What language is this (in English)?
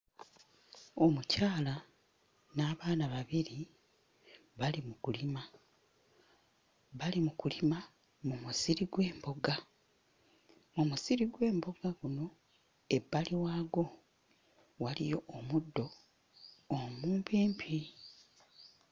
Ganda